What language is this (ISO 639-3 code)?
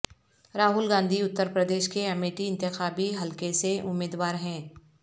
urd